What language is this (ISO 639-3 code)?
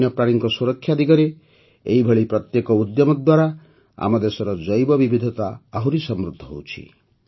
ori